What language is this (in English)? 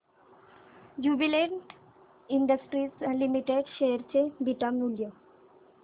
Marathi